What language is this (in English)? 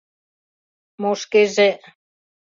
Mari